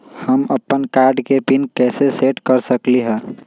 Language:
Magahi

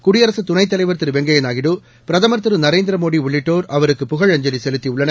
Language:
Tamil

